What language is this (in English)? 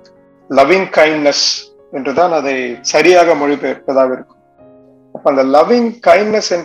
Tamil